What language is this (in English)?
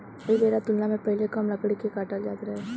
Bhojpuri